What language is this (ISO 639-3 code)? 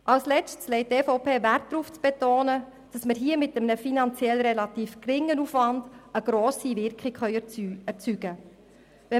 gsw